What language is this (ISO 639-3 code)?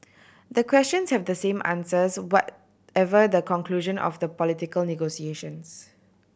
eng